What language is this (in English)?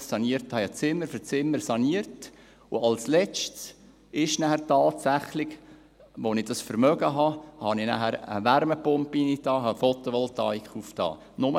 Swiss German